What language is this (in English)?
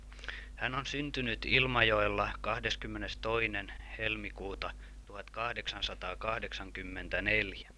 Finnish